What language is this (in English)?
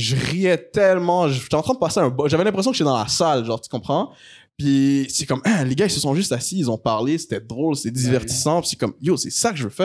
French